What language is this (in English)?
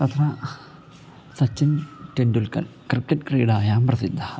Sanskrit